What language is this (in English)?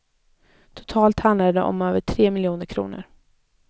Swedish